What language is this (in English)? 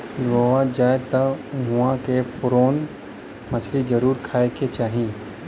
Bhojpuri